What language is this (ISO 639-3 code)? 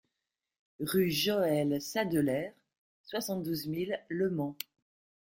fra